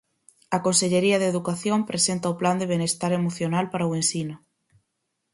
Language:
Galician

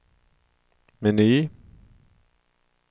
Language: Swedish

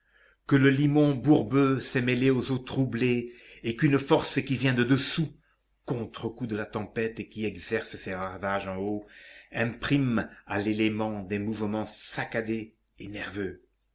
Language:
French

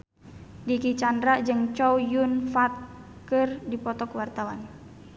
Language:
Sundanese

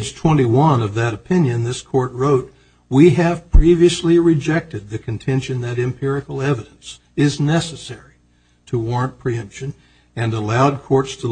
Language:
English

